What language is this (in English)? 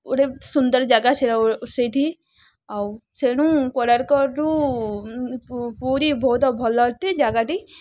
Odia